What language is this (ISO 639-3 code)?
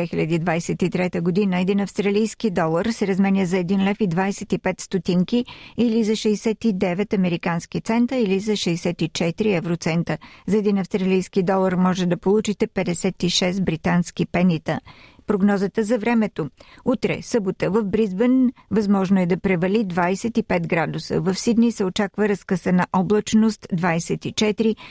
bul